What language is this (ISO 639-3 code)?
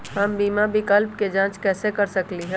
mag